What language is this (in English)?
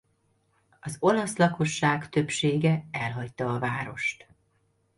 Hungarian